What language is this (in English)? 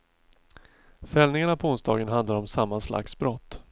Swedish